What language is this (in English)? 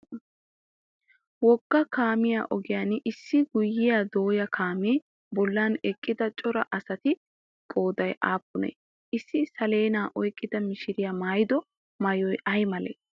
Wolaytta